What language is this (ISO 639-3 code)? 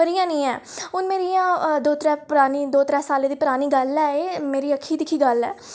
doi